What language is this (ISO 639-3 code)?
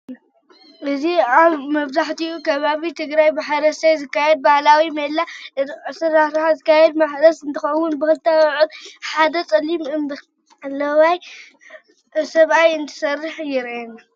tir